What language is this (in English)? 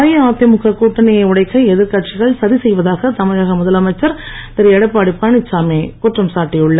Tamil